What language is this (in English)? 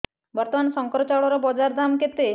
Odia